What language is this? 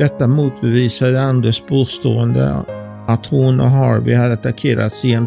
Swedish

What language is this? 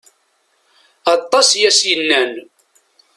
Kabyle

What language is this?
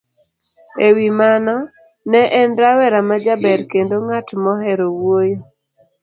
Luo (Kenya and Tanzania)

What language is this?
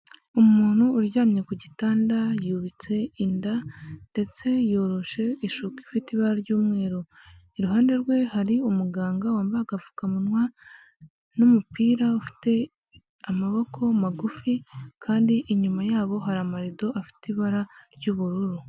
Kinyarwanda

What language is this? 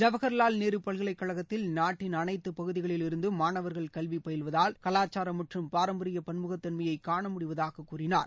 Tamil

